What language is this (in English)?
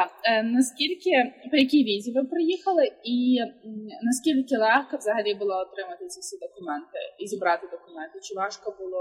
Ukrainian